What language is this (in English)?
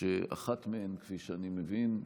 Hebrew